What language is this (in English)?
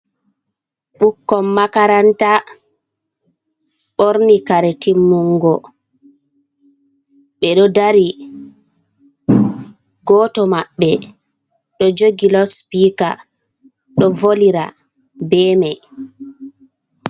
Fula